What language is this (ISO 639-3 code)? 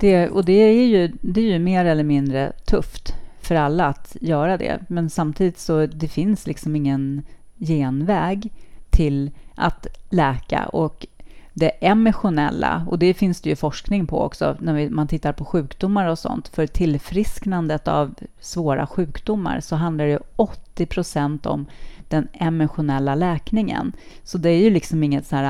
swe